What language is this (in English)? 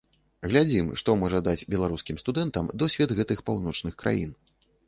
Belarusian